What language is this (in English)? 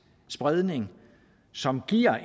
Danish